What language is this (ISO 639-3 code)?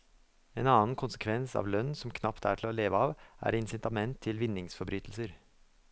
nor